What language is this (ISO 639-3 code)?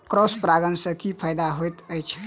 mai